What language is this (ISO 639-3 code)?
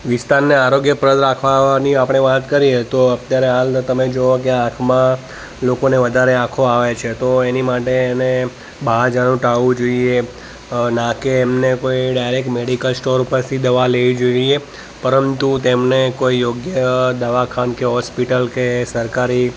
guj